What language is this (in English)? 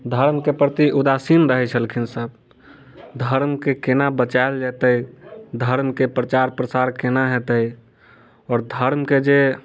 Maithili